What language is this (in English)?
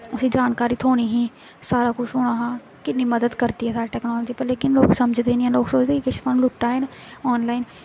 Dogri